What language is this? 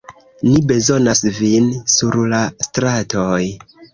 Esperanto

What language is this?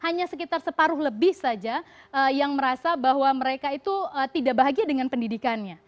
Indonesian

